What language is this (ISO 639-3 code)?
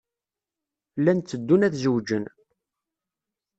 kab